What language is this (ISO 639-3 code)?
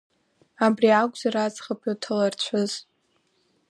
abk